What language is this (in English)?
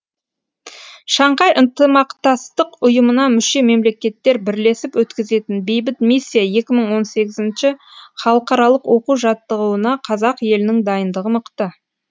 Kazakh